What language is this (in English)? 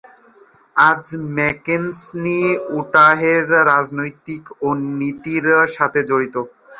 Bangla